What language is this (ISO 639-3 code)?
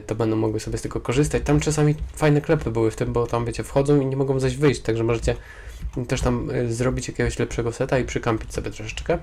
pol